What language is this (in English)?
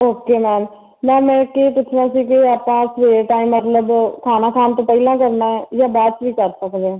Punjabi